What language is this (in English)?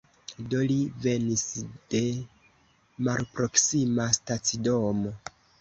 Esperanto